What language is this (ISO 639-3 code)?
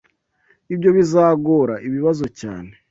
kin